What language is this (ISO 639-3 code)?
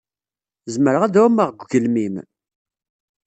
kab